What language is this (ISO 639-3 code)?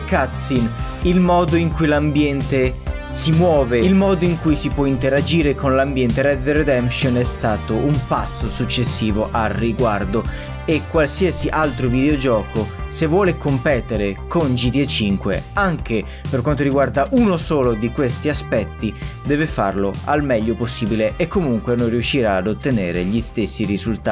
ita